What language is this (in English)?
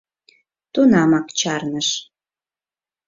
Mari